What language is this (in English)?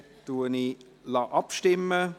Swiss German